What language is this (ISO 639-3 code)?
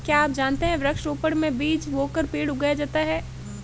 hin